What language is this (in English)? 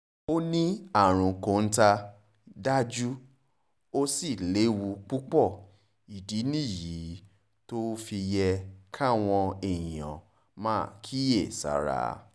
Yoruba